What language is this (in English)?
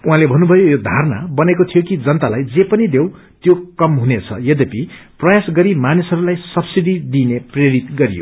Nepali